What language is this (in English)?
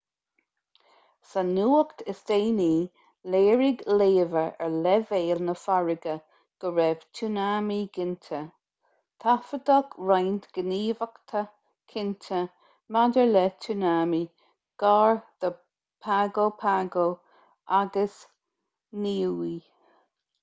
Irish